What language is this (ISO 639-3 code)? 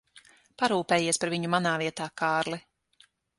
lav